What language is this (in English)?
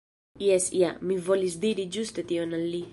Esperanto